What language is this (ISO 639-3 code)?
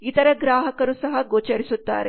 kan